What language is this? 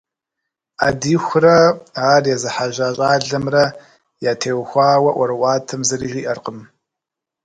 Kabardian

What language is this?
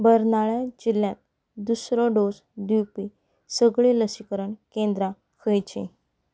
Konkani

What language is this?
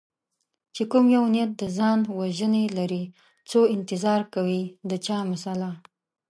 Pashto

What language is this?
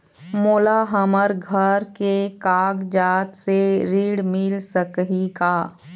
Chhattisgarhi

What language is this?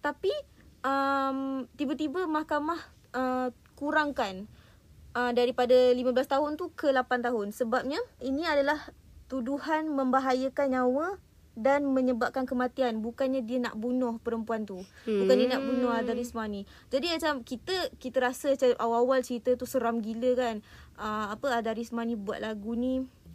Malay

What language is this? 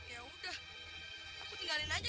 Indonesian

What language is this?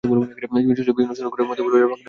Bangla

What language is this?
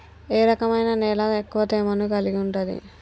Telugu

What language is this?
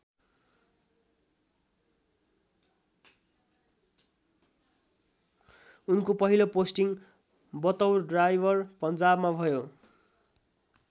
Nepali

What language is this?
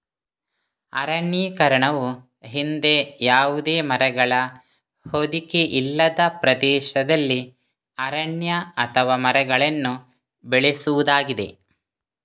Kannada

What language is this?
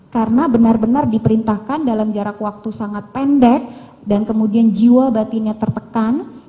Indonesian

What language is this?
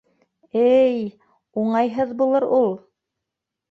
Bashkir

